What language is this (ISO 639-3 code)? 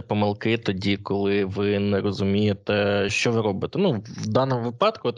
ukr